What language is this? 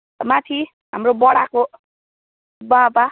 Nepali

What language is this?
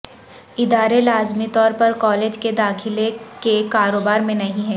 Urdu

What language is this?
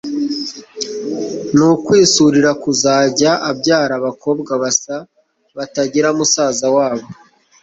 Kinyarwanda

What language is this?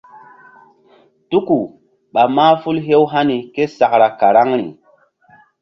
Mbum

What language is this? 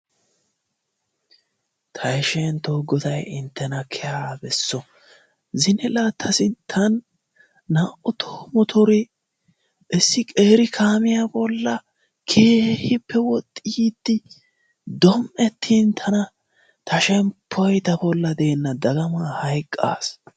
Wolaytta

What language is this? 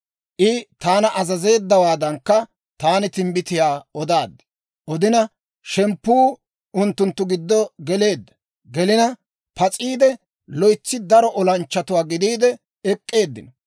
Dawro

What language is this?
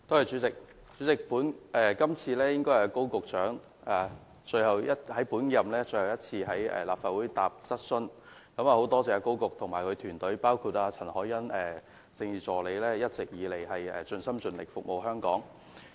Cantonese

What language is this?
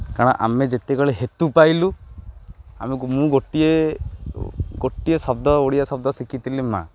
Odia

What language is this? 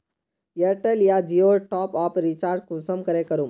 Magahi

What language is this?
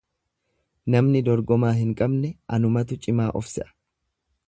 Oromo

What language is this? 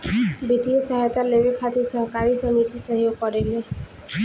Bhojpuri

